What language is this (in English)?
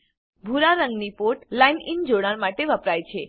Gujarati